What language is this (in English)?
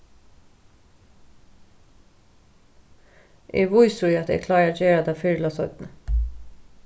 Faroese